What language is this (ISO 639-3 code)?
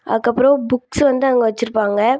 tam